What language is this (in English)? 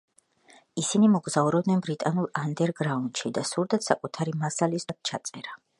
Georgian